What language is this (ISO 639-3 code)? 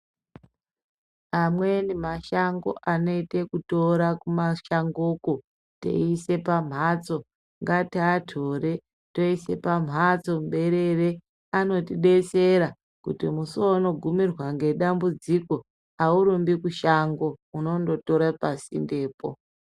ndc